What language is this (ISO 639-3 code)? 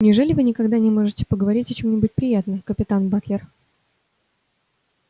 rus